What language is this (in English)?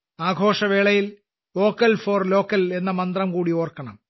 Malayalam